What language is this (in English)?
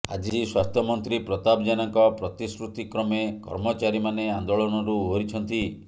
Odia